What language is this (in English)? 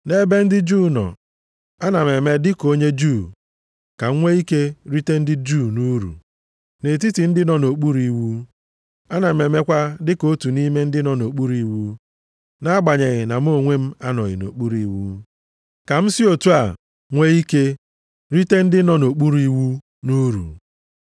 Igbo